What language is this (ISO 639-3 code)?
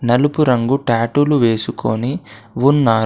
tel